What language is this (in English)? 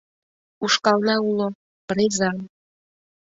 Mari